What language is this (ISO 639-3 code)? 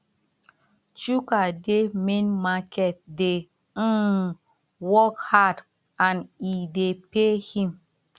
pcm